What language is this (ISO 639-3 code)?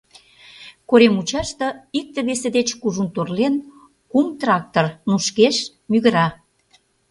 chm